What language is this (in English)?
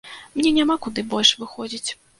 Belarusian